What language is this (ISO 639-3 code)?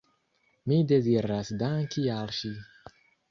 epo